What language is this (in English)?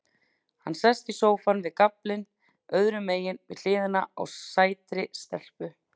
Icelandic